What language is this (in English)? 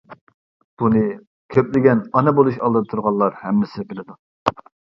Uyghur